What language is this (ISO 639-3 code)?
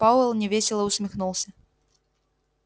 rus